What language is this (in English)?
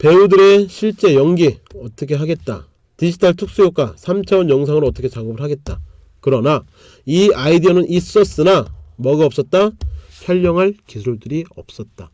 Korean